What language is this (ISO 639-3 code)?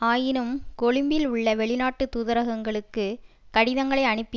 tam